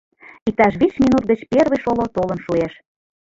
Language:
Mari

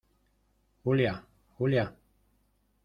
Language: Spanish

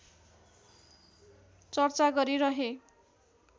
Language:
Nepali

